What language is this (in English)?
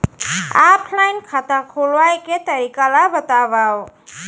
Chhattisgarhi